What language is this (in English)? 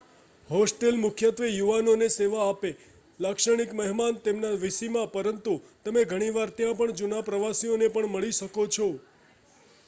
Gujarati